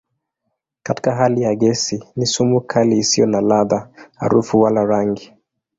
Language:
Swahili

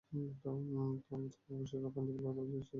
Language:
Bangla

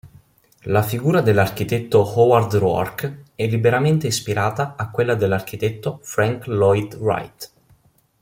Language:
Italian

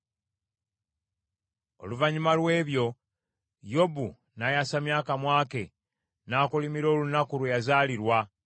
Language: Ganda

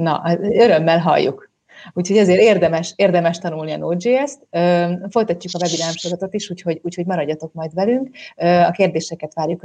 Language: Hungarian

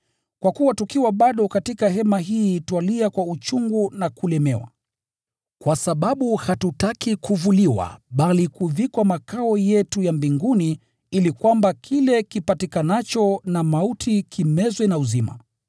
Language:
Swahili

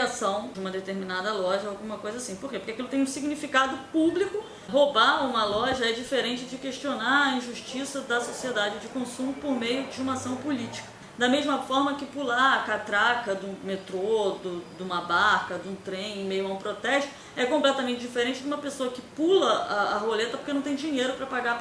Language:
Portuguese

